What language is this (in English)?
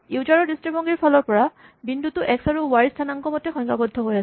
Assamese